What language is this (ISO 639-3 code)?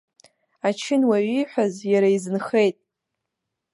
abk